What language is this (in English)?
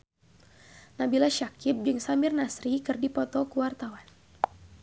Sundanese